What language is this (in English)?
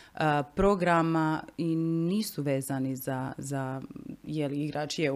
Croatian